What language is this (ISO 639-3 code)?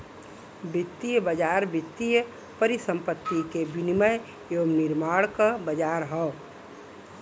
bho